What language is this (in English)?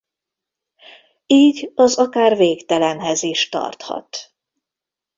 Hungarian